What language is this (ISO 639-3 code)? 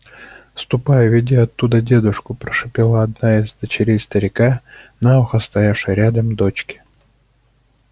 rus